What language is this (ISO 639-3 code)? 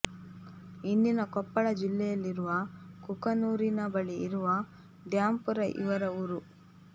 kan